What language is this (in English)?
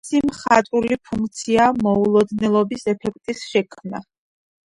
Georgian